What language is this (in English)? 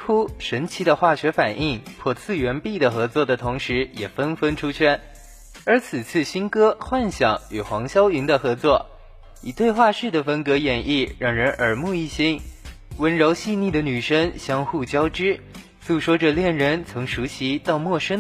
Chinese